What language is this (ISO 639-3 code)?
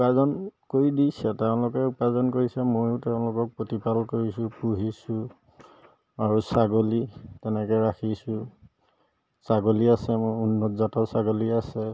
asm